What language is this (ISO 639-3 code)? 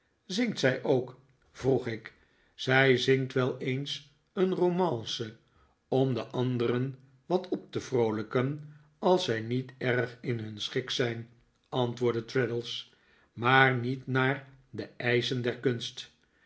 nld